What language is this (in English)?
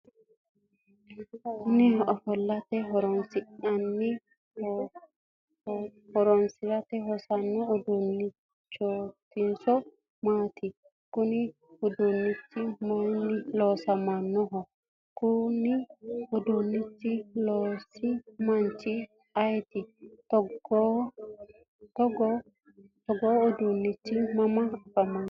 Sidamo